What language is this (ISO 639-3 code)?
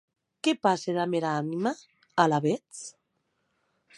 oci